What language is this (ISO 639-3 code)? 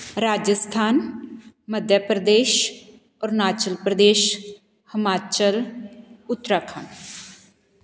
pan